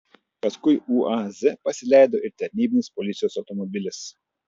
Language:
Lithuanian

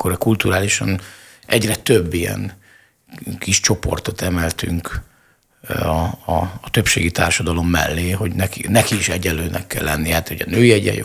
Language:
Hungarian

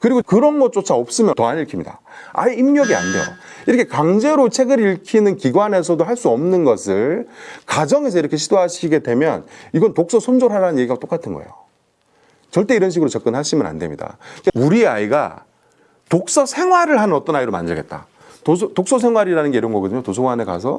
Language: Korean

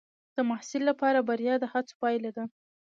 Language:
Pashto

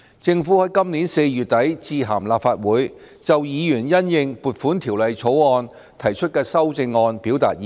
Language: Cantonese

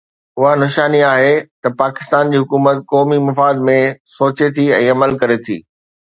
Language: Sindhi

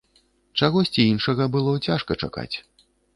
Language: Belarusian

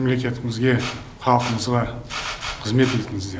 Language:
Kazakh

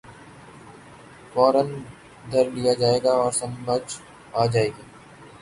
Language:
Urdu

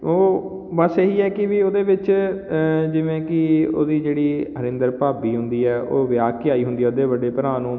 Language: Punjabi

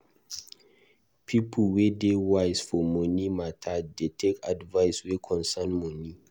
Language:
Nigerian Pidgin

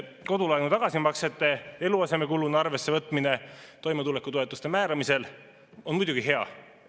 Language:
Estonian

